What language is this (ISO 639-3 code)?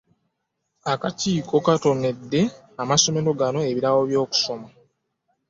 lug